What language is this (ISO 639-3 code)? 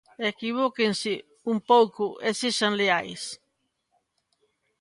glg